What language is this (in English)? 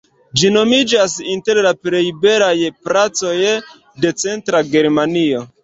Esperanto